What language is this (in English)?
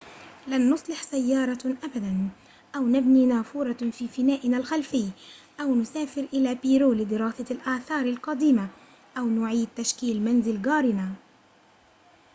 Arabic